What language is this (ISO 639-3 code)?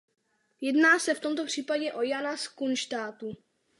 ces